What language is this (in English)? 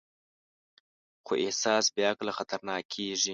Pashto